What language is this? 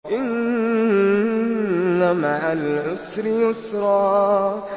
Arabic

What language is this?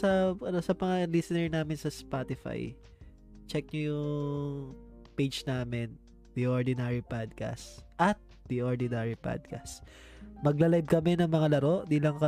Filipino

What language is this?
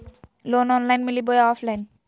Magahi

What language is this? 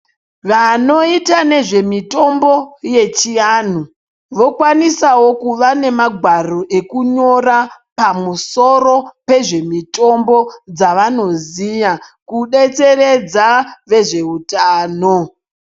Ndau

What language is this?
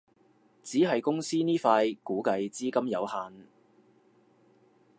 Cantonese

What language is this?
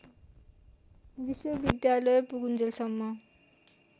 Nepali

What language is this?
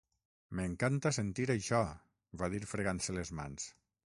Catalan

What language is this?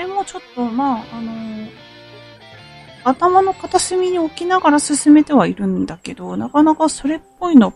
Japanese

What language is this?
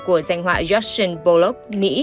Vietnamese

